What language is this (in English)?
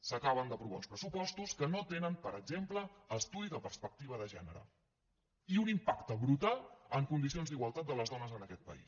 Catalan